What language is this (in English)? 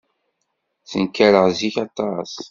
Kabyle